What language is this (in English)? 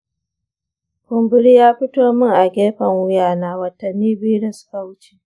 Hausa